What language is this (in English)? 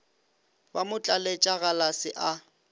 Northern Sotho